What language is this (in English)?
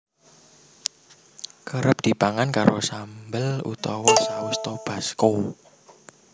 Javanese